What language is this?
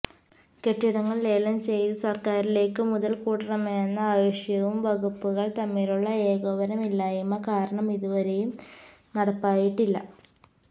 Malayalam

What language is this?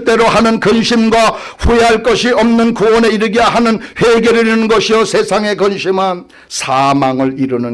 Korean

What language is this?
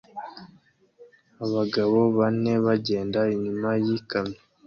Kinyarwanda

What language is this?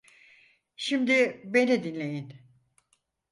Turkish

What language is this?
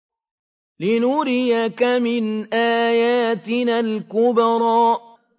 Arabic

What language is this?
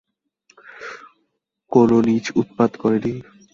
Bangla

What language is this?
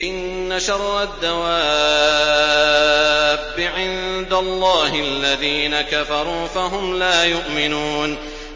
Arabic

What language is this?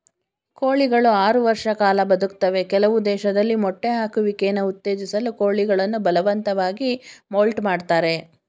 Kannada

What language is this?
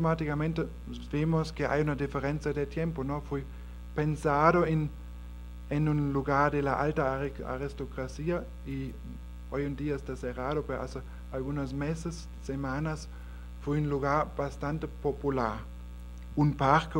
Spanish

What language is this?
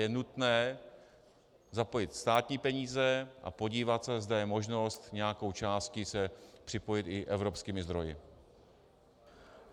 Czech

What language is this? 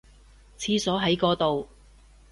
Cantonese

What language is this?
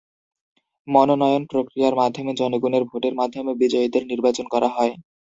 Bangla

